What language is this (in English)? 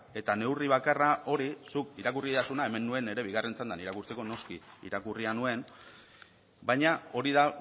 Basque